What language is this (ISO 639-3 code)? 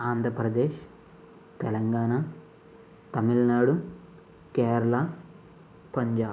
tel